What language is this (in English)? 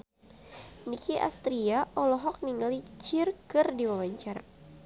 Sundanese